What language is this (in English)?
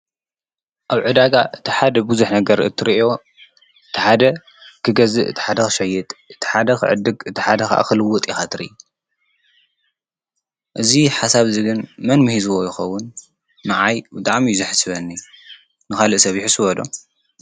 Tigrinya